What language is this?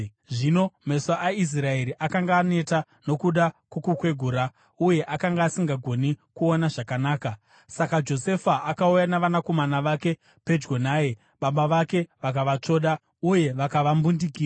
Shona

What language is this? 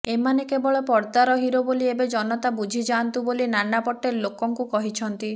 Odia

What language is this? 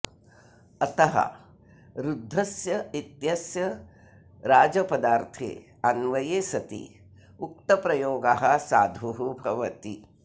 Sanskrit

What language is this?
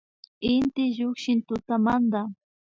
Imbabura Highland Quichua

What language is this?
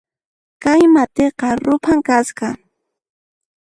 Puno Quechua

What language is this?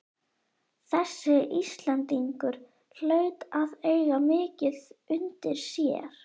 Icelandic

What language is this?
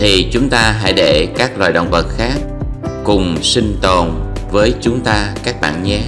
Vietnamese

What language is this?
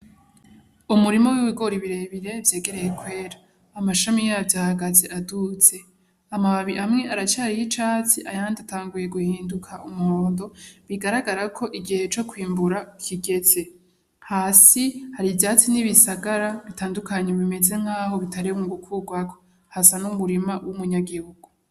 Rundi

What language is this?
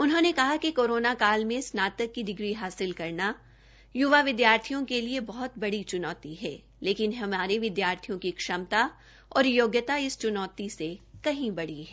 Hindi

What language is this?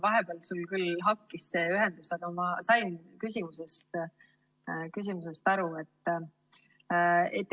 Estonian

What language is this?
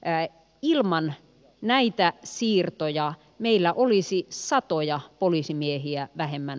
Finnish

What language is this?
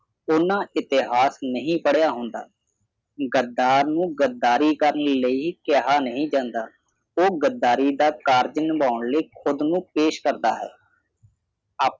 Punjabi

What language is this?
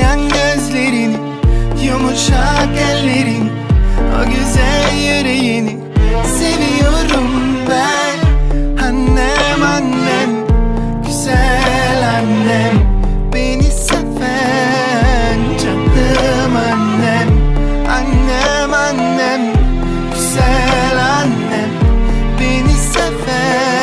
Turkish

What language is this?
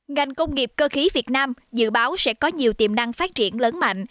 Vietnamese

